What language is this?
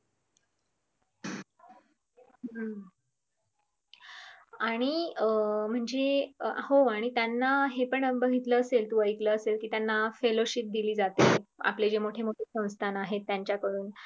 Marathi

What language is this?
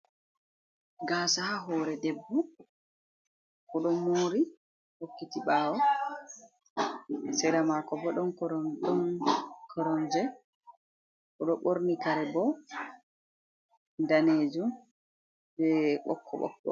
Fula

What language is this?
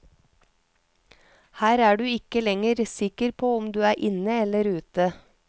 Norwegian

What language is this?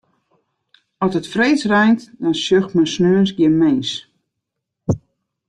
Western Frisian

